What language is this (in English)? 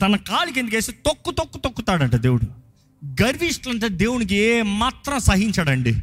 Telugu